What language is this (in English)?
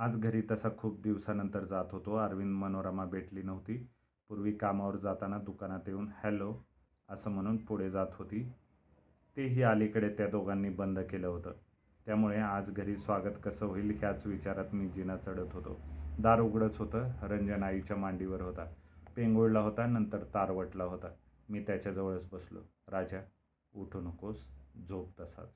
Marathi